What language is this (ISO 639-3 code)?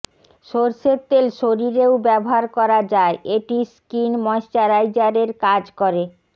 ben